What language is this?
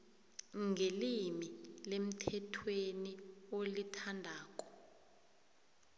South Ndebele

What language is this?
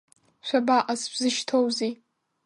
Abkhazian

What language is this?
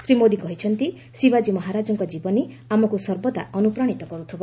Odia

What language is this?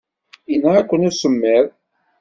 Kabyle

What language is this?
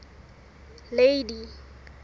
Southern Sotho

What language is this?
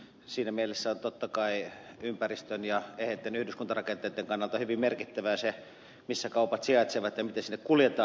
Finnish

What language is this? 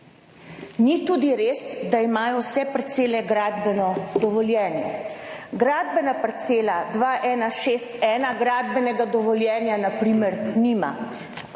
Slovenian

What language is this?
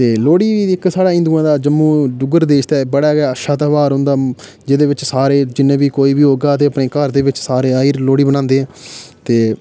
Dogri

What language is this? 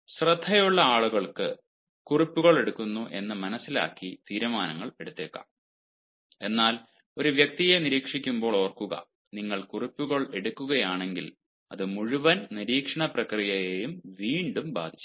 Malayalam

